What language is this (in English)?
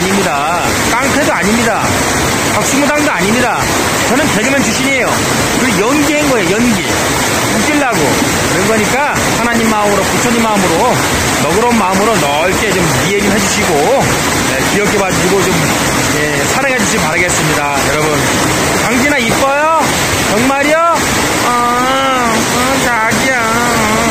Korean